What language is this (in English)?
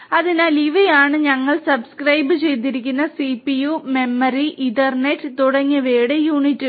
Malayalam